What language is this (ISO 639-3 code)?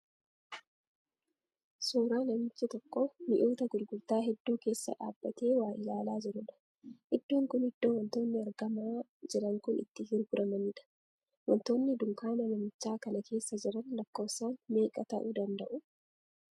orm